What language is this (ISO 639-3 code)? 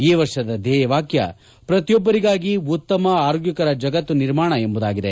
kan